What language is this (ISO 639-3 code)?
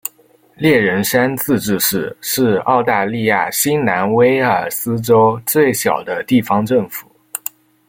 zho